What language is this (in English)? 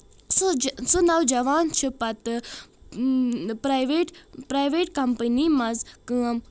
Kashmiri